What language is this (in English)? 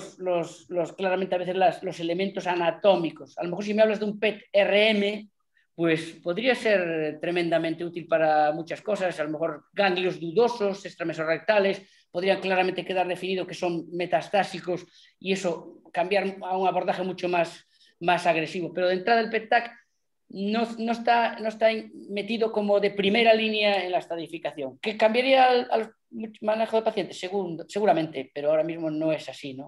Spanish